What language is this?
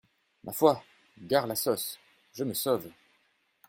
French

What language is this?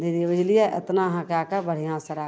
Maithili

